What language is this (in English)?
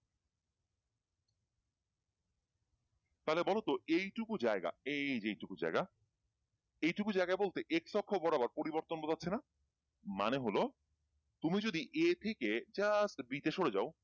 Bangla